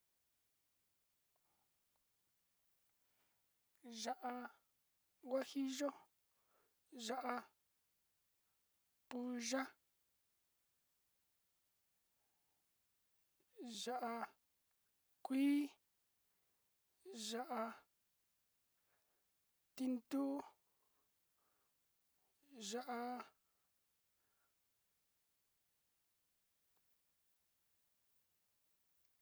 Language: Sinicahua Mixtec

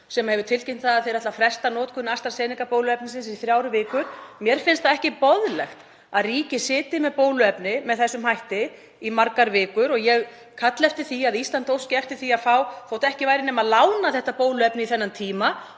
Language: Icelandic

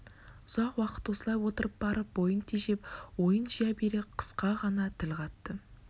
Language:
Kazakh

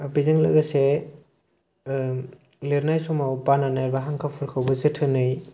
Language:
Bodo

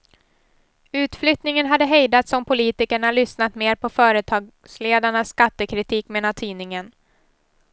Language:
Swedish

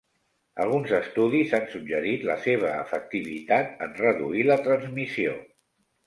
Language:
Catalan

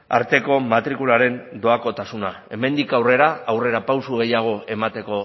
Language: Basque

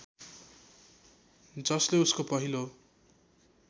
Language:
Nepali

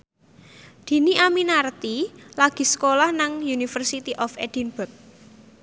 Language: Javanese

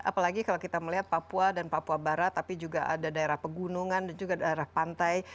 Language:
Indonesian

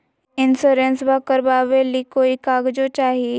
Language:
Magahi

